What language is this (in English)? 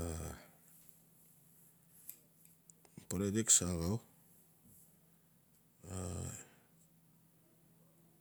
Notsi